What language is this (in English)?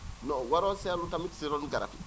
Wolof